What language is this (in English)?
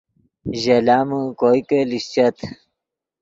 Yidgha